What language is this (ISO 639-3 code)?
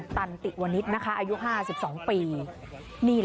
tha